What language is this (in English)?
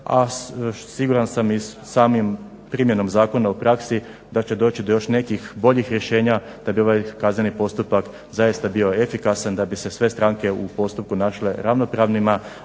Croatian